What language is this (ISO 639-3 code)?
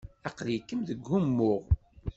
kab